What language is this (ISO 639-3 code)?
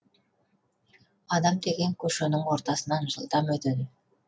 kaz